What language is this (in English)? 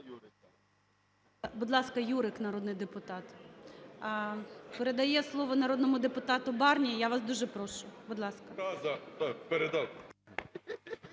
Ukrainian